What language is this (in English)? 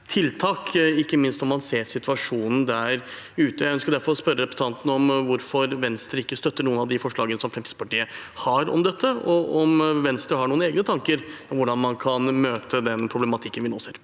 Norwegian